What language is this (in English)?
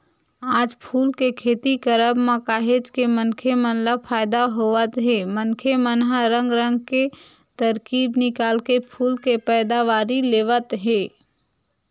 Chhattisgarhi